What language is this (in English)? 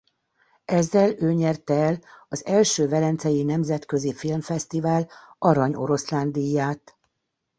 Hungarian